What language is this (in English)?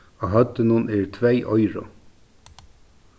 Faroese